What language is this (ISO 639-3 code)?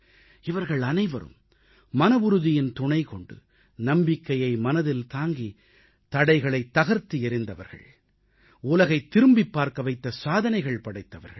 tam